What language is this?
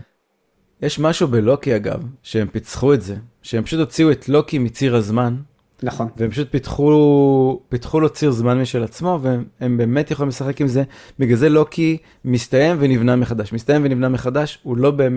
Hebrew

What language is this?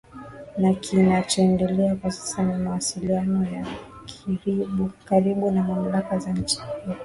Swahili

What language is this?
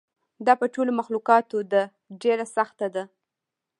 Pashto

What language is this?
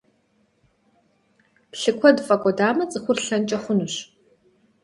Kabardian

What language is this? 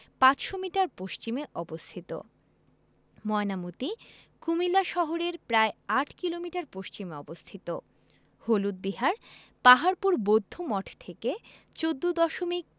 Bangla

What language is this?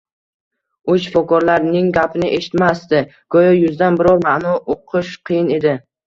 Uzbek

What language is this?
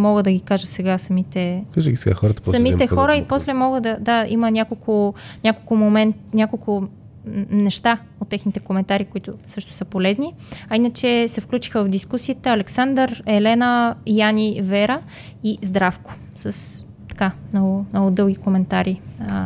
Bulgarian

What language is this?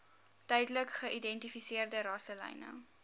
Afrikaans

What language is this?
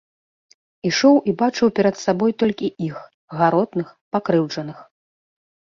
Belarusian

